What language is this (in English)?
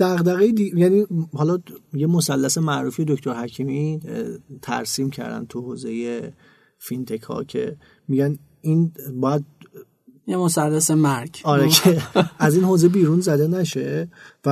Persian